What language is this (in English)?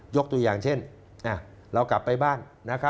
Thai